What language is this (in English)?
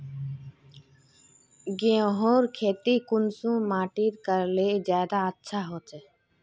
Magahi